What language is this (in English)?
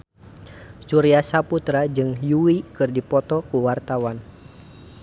Sundanese